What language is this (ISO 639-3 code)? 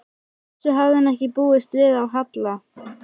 isl